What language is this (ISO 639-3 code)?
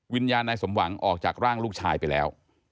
tha